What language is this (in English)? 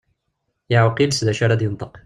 Kabyle